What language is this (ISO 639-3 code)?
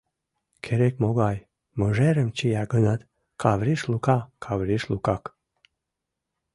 chm